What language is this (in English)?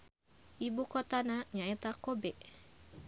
Sundanese